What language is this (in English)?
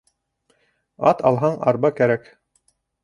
Bashkir